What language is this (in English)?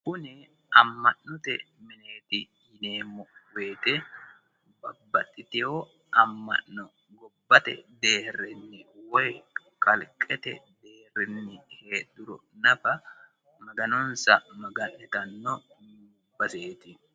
Sidamo